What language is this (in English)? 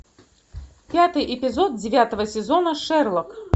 Russian